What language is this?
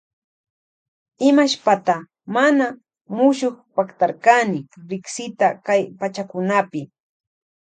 Loja Highland Quichua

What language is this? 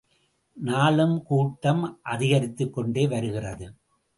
Tamil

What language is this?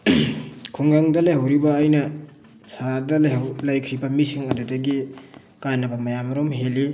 Manipuri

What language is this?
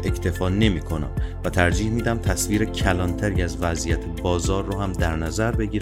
Persian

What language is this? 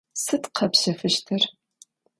Adyghe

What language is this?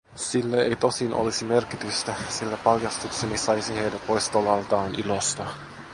Finnish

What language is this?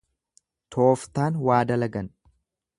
Oromo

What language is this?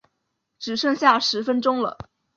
Chinese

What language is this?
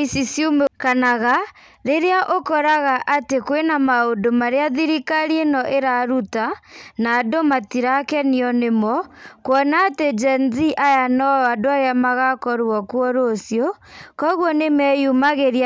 Kikuyu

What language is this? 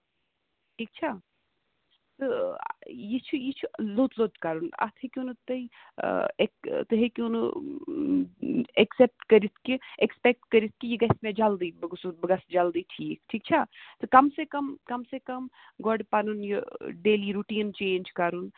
Kashmiri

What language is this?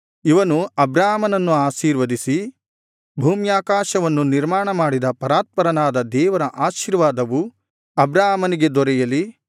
Kannada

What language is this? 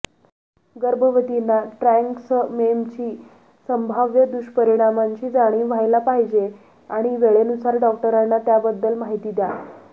Marathi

